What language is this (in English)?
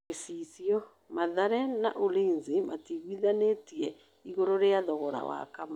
Kikuyu